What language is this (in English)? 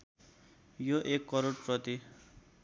Nepali